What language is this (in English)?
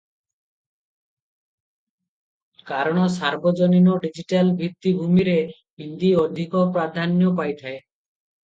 Odia